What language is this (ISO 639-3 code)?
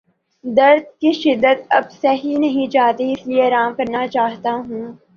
urd